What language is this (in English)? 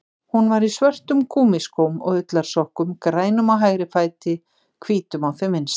Icelandic